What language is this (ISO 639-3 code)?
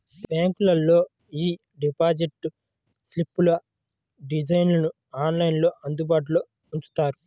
tel